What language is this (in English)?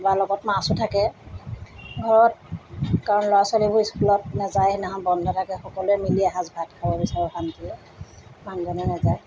Assamese